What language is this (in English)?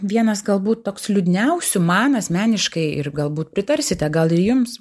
Lithuanian